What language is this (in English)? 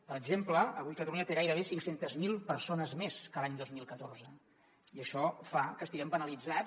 Catalan